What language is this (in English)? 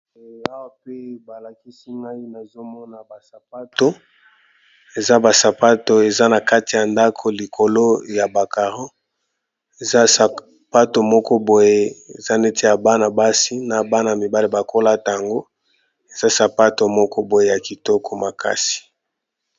Lingala